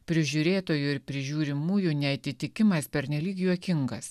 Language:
Lithuanian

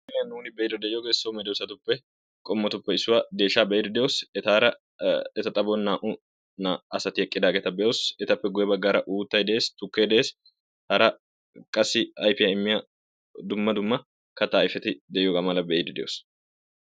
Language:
Wolaytta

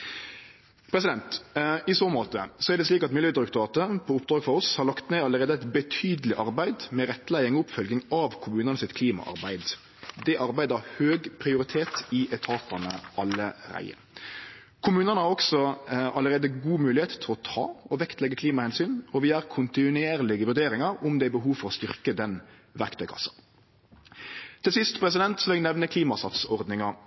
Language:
Norwegian Nynorsk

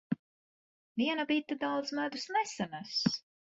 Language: Latvian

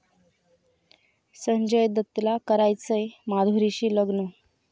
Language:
Marathi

